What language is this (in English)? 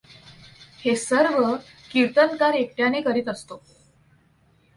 Marathi